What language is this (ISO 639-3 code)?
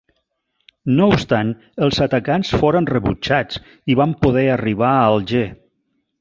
cat